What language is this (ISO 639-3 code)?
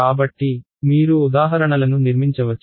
tel